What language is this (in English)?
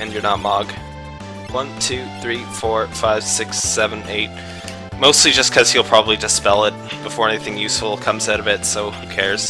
English